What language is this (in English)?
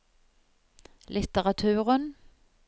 Norwegian